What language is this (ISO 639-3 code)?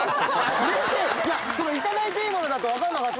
jpn